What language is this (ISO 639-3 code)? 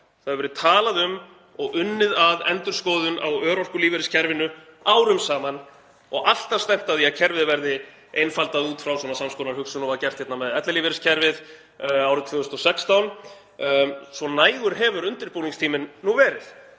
isl